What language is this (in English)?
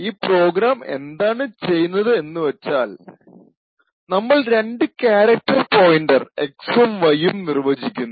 Malayalam